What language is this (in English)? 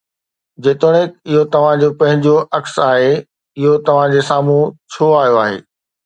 Sindhi